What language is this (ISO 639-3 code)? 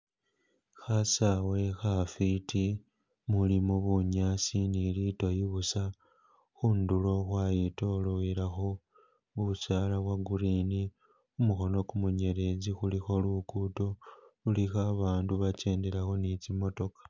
myx